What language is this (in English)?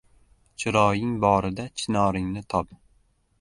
Uzbek